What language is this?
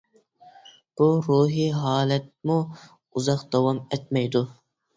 Uyghur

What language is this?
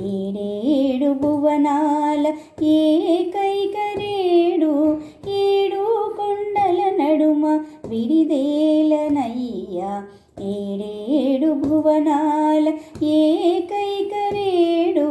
Telugu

